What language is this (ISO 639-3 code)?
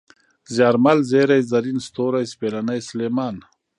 pus